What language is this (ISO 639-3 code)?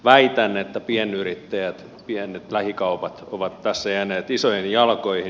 fin